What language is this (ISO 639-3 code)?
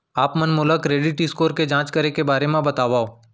hne